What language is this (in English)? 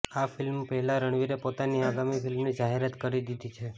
Gujarati